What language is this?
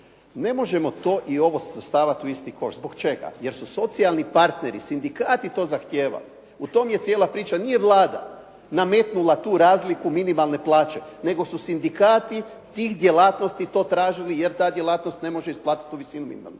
Croatian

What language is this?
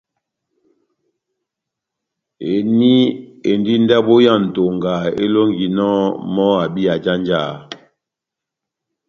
Batanga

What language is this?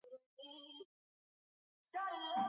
Swahili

